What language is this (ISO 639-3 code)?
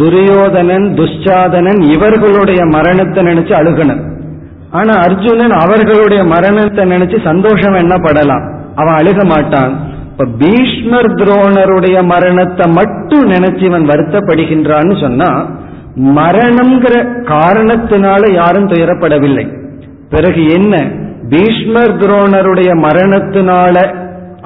tam